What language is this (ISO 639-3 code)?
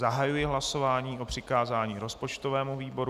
ces